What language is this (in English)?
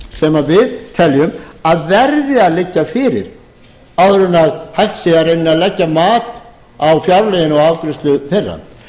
Icelandic